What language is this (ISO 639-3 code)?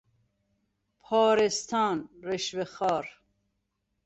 fas